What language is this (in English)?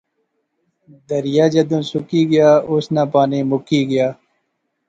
Pahari-Potwari